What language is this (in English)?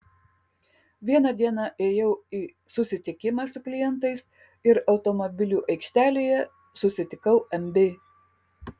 Lithuanian